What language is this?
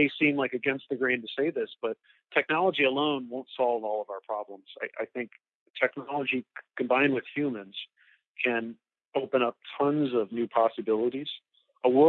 English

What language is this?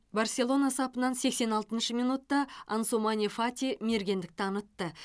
Kazakh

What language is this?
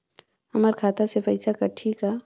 Chhattisgarhi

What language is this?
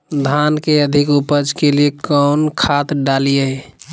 Magahi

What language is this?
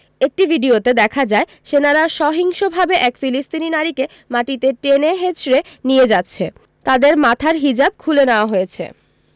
Bangla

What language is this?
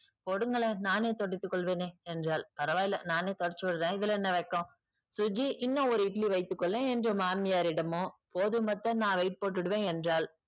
Tamil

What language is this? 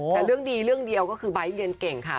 Thai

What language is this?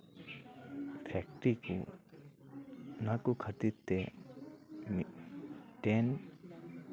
Santali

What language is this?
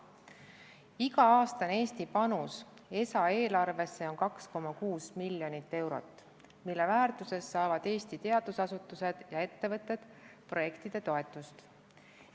Estonian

